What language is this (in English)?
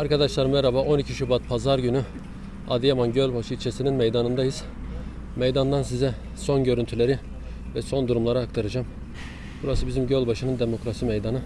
Turkish